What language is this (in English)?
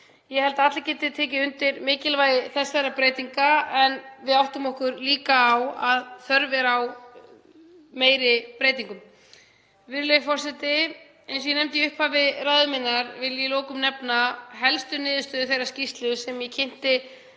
Icelandic